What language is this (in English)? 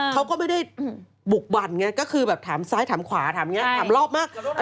Thai